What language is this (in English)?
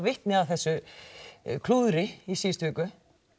Icelandic